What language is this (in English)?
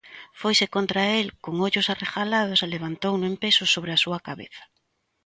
Galician